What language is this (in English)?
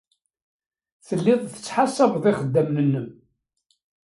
Kabyle